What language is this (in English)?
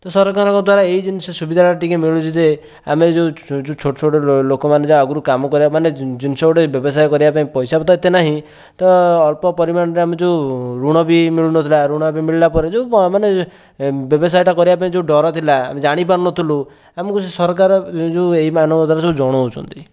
Odia